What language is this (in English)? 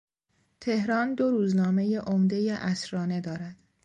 Persian